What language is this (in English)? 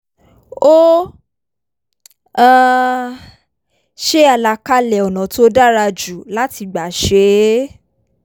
Yoruba